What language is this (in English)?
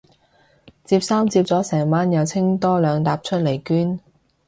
Cantonese